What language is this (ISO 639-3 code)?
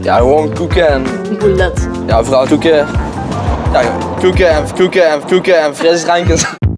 nld